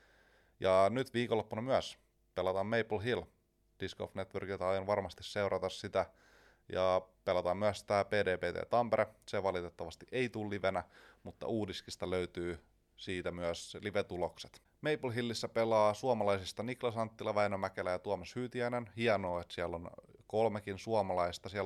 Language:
Finnish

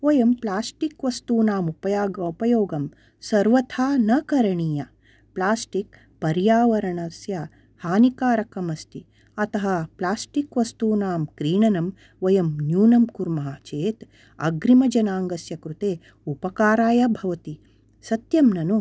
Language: Sanskrit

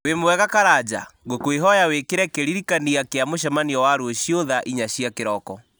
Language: Kikuyu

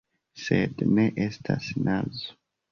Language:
Esperanto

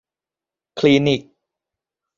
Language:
Thai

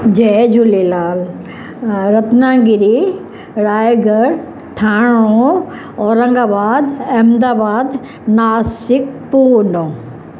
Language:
Sindhi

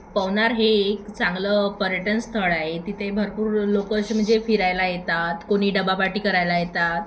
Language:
Marathi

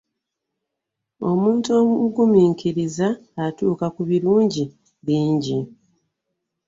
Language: Ganda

